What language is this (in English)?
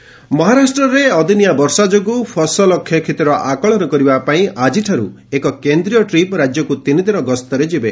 Odia